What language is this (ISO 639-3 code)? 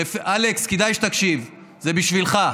heb